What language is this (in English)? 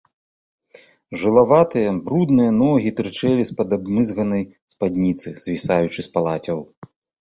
Belarusian